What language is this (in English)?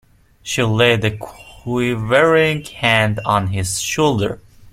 English